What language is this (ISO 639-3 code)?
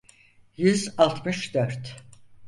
tur